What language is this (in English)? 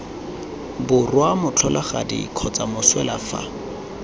Tswana